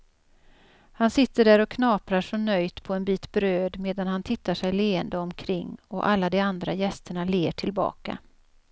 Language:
Swedish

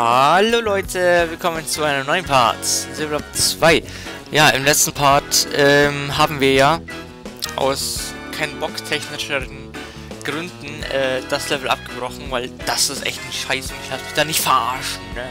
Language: German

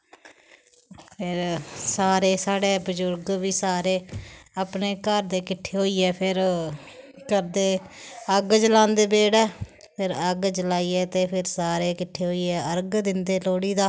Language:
Dogri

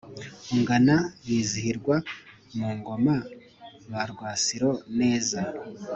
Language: Kinyarwanda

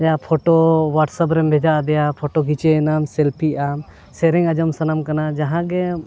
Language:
Santali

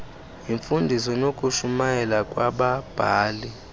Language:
Xhosa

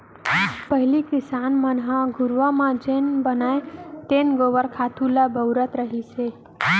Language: Chhattisgarhi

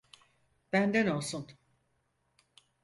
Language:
Turkish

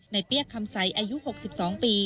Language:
Thai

